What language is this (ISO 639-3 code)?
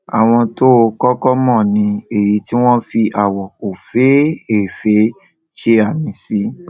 yor